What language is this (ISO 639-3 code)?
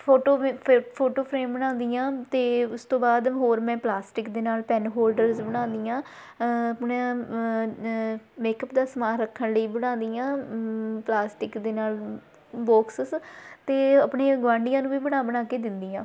pan